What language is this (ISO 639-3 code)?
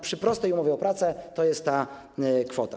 pol